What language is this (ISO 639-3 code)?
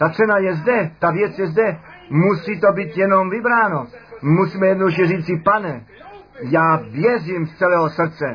ces